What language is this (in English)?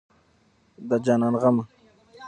Pashto